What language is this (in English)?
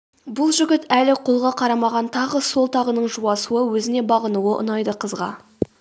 Kazakh